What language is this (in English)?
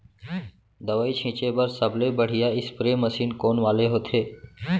Chhattisgarhi